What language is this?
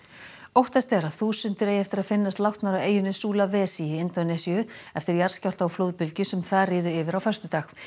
Icelandic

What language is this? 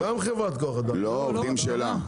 Hebrew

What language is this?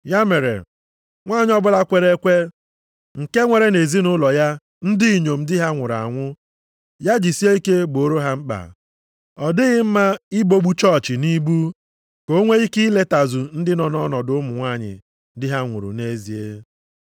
Igbo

